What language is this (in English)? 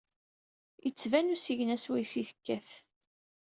Kabyle